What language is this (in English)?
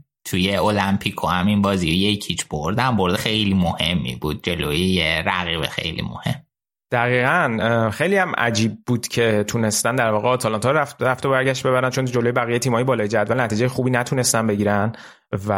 Persian